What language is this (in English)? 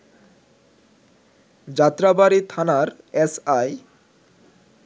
Bangla